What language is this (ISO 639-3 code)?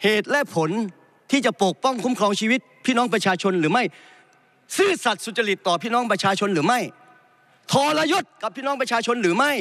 tha